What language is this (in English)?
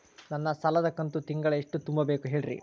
Kannada